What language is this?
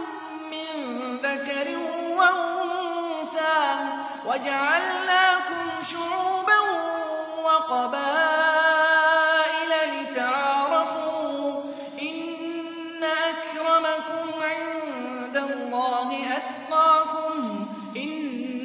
Arabic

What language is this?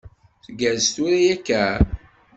Kabyle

